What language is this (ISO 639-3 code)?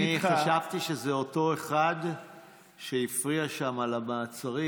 heb